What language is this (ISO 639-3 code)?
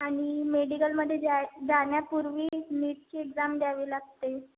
mar